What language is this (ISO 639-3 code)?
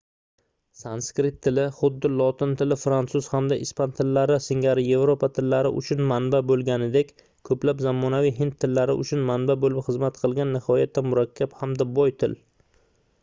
uzb